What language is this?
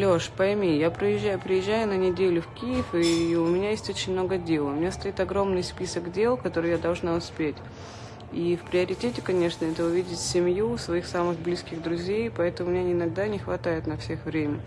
Russian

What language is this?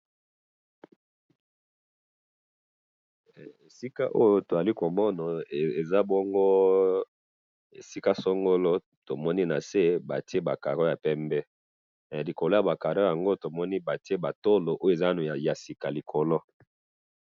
Lingala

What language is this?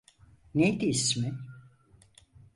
Turkish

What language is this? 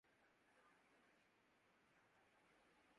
Urdu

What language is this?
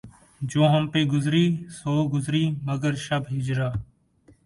Urdu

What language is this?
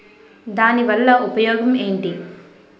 Telugu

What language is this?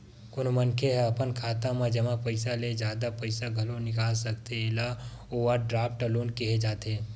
Chhattisgarhi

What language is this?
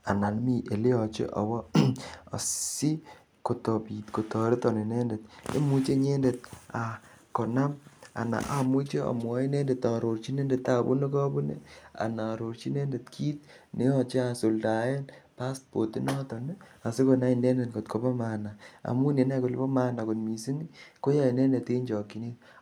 Kalenjin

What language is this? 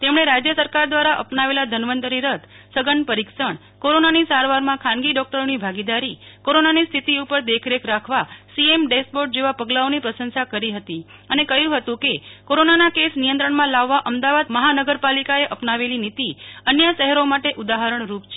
Gujarati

